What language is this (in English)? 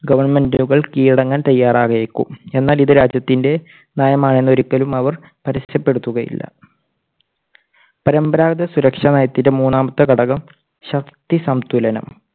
Malayalam